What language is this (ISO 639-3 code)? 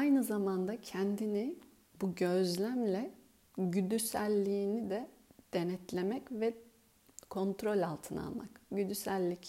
tur